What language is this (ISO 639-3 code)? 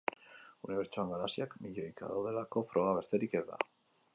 eus